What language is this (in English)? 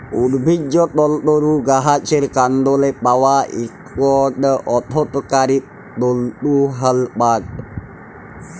Bangla